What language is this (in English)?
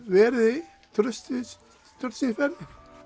Icelandic